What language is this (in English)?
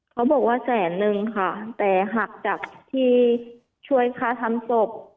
Thai